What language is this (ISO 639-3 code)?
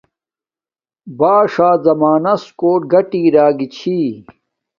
dmk